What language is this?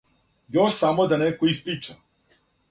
Serbian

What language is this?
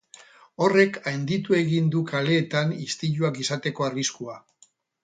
Basque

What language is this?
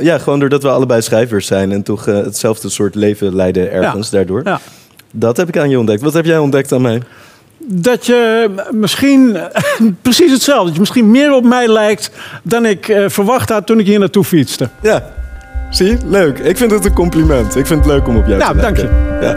Dutch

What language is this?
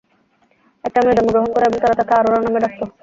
Bangla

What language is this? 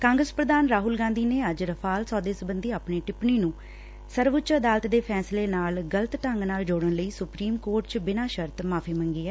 Punjabi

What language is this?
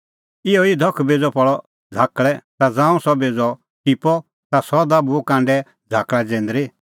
Kullu Pahari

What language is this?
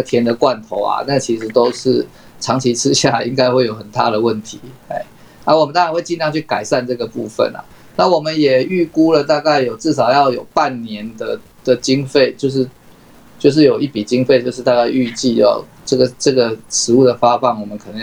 Chinese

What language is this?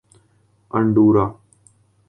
Urdu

